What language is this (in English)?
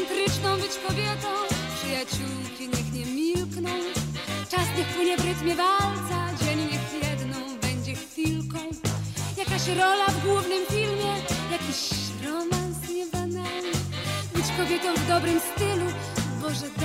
Polish